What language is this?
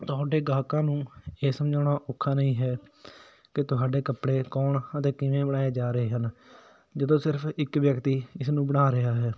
Punjabi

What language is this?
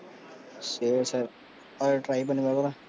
Tamil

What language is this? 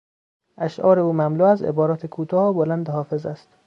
Persian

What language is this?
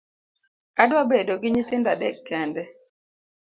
Luo (Kenya and Tanzania)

